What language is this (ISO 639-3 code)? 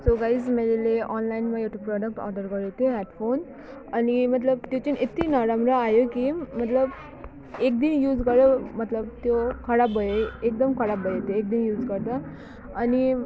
nep